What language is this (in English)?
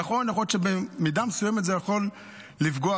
Hebrew